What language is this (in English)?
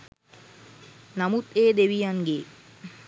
Sinhala